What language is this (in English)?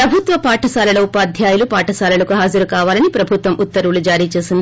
Telugu